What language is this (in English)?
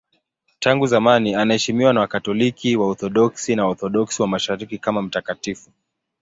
Swahili